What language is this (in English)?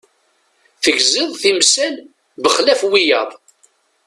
Kabyle